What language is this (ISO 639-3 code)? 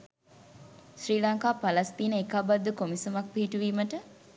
sin